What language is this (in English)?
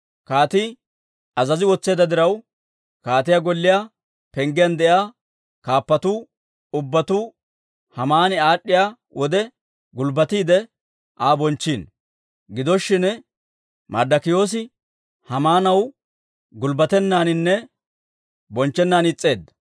Dawro